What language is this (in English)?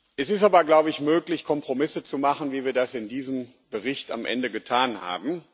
German